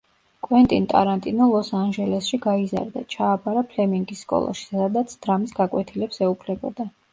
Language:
Georgian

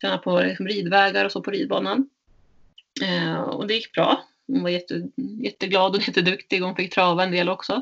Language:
Swedish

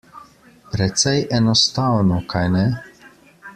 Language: Slovenian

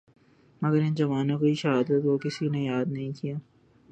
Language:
Urdu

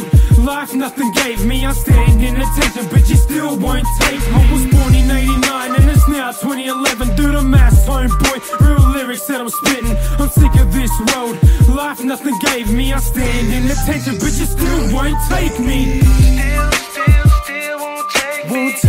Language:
English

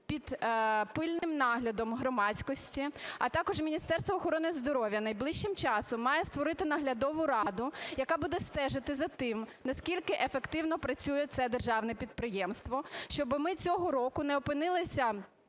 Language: Ukrainian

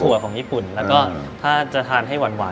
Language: Thai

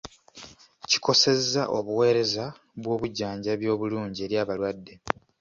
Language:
Ganda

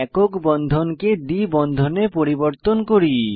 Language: Bangla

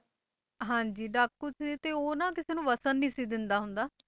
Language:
Punjabi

